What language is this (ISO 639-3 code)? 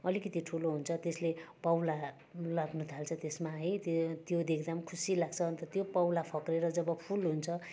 nep